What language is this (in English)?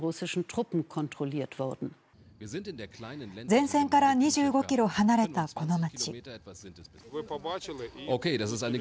Japanese